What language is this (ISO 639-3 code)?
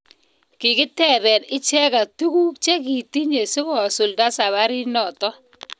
kln